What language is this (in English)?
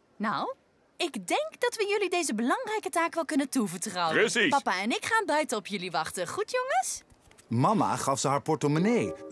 Dutch